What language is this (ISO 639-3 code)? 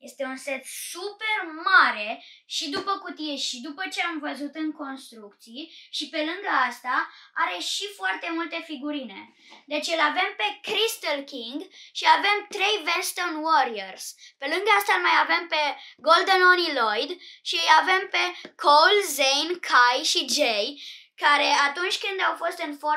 ron